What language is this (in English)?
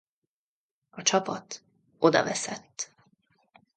Hungarian